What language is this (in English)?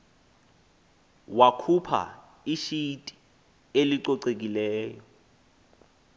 Xhosa